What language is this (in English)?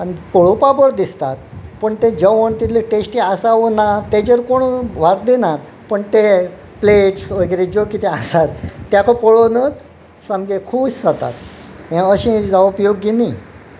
Konkani